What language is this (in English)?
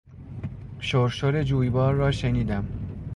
Persian